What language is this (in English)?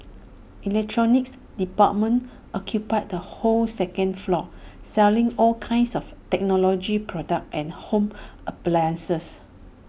English